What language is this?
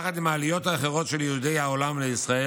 Hebrew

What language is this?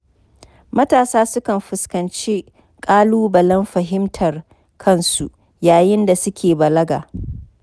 Hausa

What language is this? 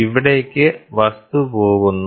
Malayalam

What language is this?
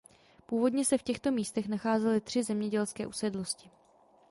Czech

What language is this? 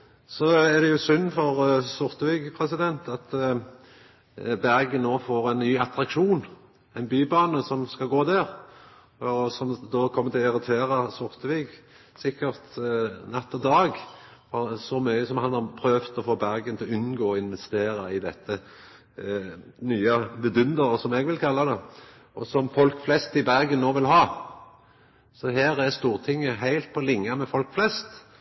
Norwegian Nynorsk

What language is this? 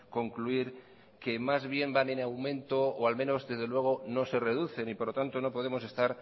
Spanish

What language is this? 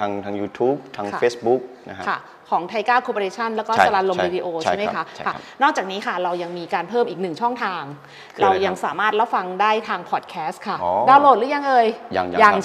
Thai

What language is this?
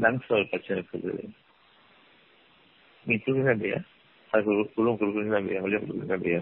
Tamil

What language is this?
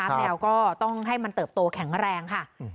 Thai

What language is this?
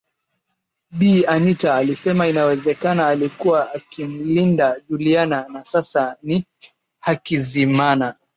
Swahili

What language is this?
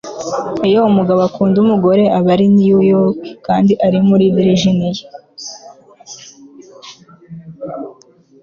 Kinyarwanda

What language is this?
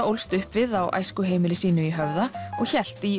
Icelandic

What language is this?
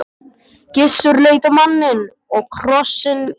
Icelandic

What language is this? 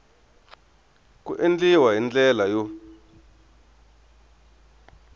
Tsonga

